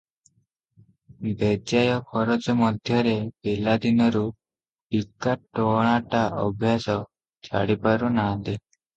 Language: Odia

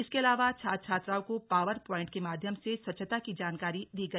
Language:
Hindi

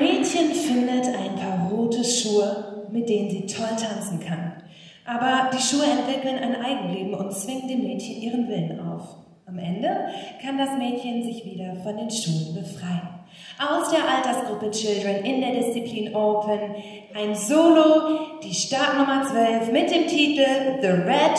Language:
German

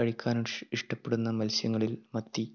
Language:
Malayalam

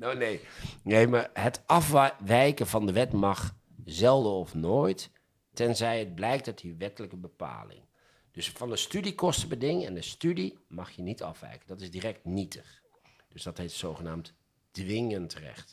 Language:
Dutch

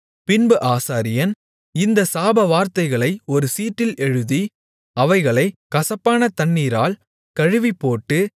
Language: Tamil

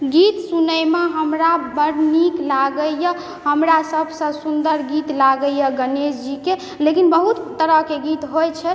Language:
Maithili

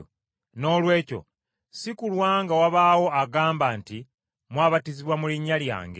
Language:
Ganda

